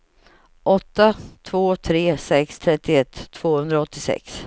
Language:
Swedish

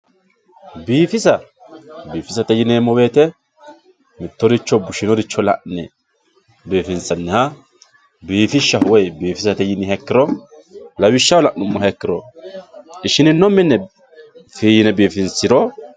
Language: Sidamo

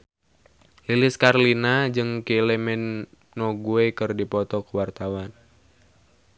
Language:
Sundanese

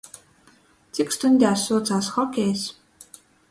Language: Latgalian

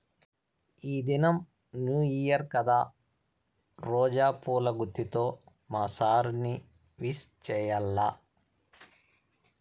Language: Telugu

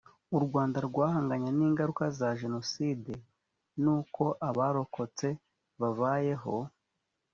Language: Kinyarwanda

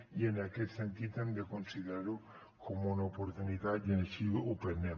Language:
Catalan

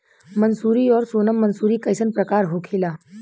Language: Bhojpuri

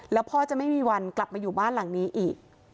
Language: Thai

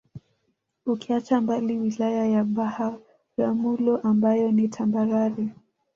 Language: Swahili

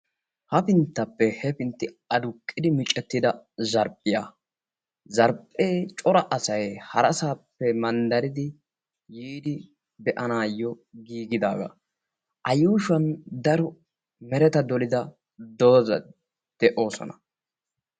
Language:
Wolaytta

